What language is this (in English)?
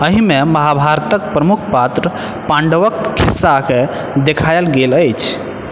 Maithili